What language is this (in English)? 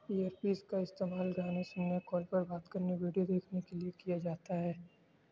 Urdu